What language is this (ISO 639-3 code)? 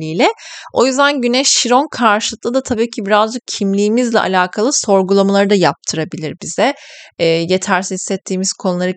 tur